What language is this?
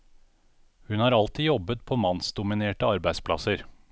Norwegian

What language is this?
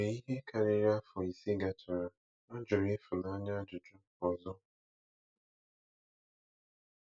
Igbo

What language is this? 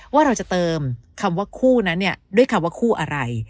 Thai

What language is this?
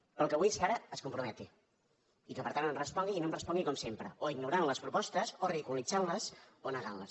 Catalan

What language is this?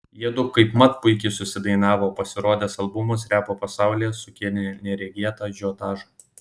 Lithuanian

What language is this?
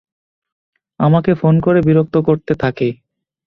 Bangla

